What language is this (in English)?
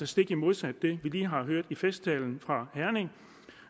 Danish